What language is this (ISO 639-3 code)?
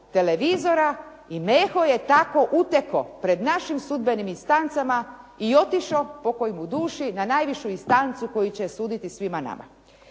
hrv